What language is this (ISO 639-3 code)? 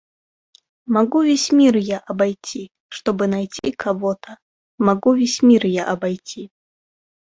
rus